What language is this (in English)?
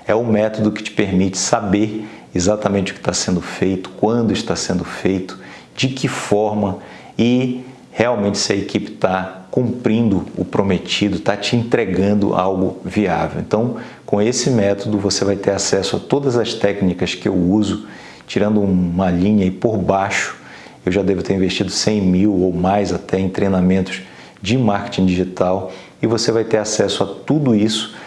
Portuguese